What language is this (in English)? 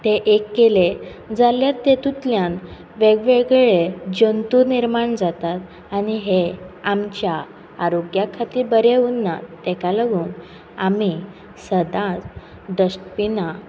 Konkani